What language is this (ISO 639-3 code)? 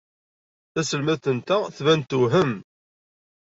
kab